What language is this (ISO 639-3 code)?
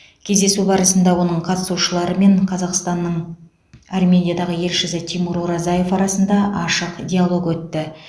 kaz